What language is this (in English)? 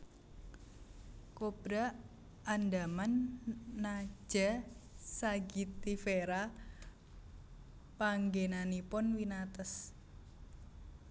Javanese